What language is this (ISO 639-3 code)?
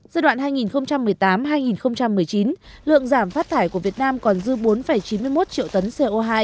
vie